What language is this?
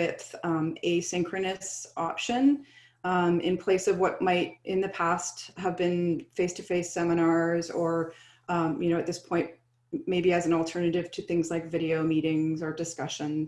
English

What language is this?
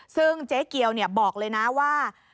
Thai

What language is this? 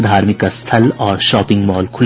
Hindi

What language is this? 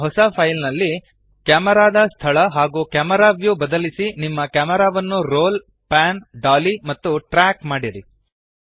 Kannada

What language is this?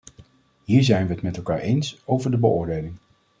Dutch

